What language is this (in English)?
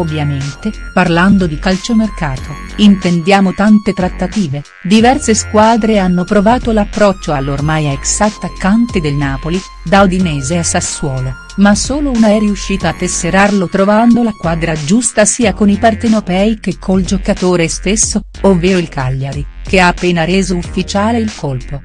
Italian